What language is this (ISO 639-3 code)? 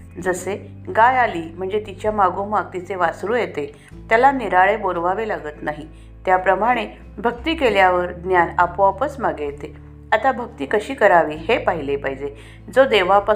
mar